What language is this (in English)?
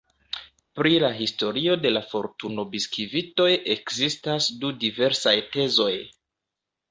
Esperanto